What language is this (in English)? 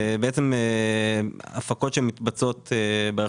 Hebrew